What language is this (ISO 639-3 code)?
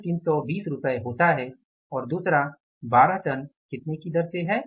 hin